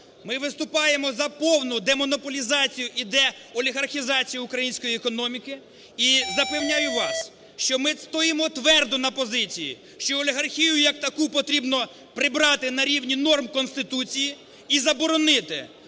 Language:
Ukrainian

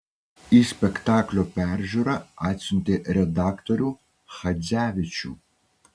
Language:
Lithuanian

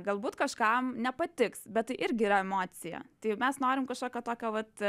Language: Lithuanian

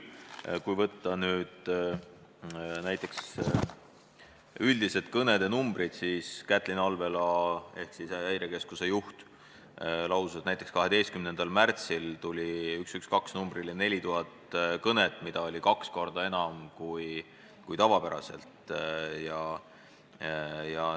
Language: Estonian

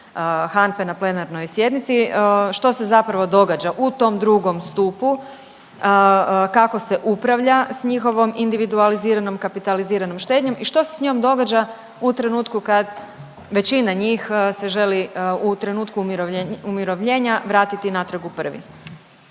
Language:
Croatian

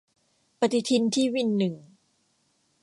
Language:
Thai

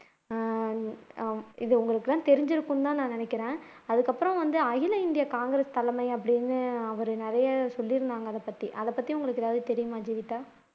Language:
Tamil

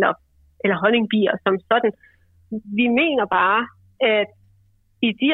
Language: Danish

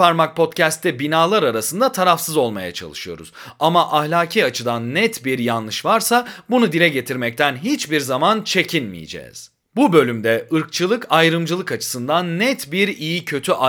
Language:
Turkish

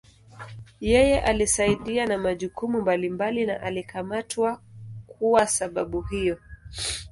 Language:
Swahili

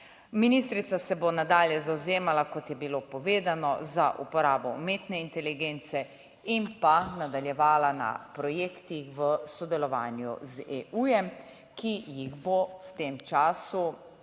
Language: Slovenian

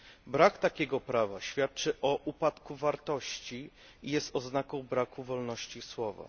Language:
Polish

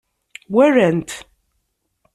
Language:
Kabyle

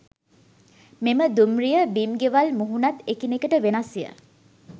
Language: Sinhala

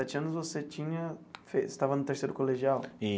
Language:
Portuguese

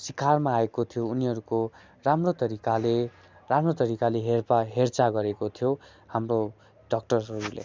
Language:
Nepali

